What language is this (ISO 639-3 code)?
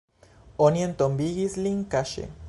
epo